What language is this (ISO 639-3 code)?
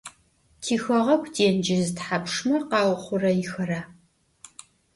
ady